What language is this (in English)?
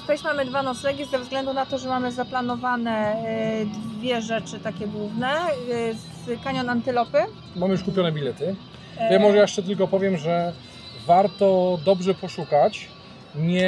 Polish